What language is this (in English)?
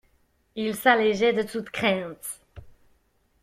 French